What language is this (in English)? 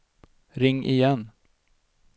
Swedish